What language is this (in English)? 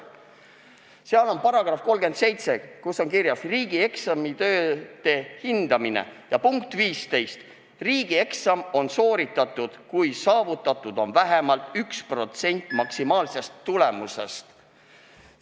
Estonian